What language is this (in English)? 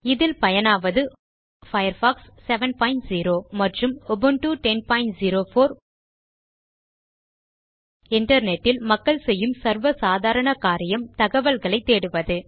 Tamil